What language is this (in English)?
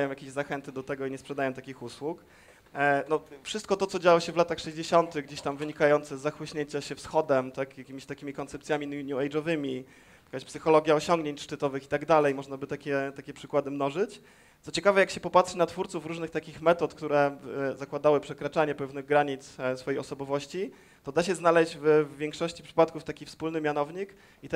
Polish